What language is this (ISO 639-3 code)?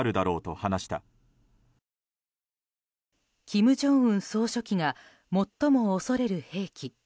jpn